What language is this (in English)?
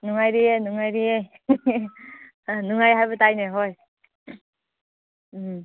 Manipuri